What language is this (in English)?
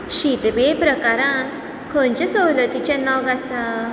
Konkani